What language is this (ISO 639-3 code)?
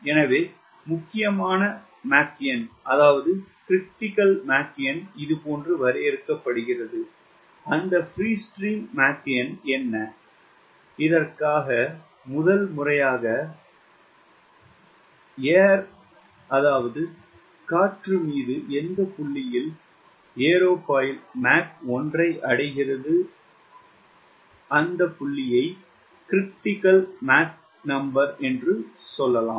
tam